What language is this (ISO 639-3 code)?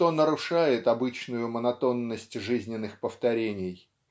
rus